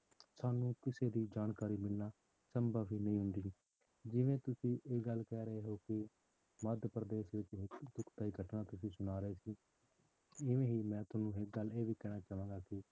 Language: Punjabi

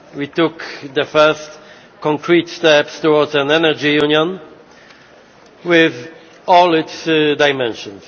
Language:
English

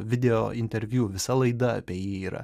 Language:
Lithuanian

